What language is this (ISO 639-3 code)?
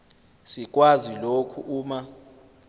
zul